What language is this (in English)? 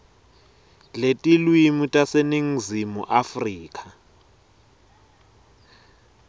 Swati